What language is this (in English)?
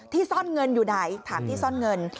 Thai